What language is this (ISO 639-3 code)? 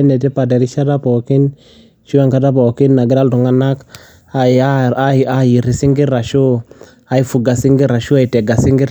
mas